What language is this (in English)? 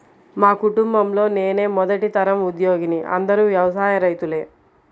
Telugu